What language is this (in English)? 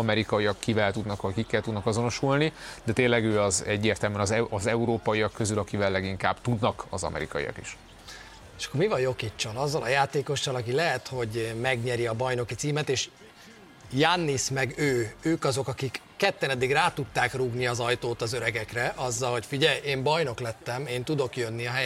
Hungarian